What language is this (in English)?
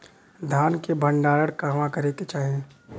Bhojpuri